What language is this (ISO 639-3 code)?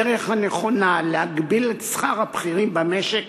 heb